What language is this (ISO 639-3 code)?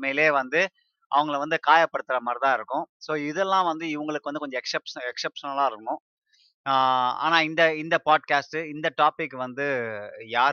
tam